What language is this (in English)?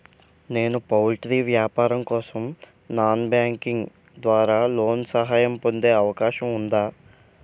Telugu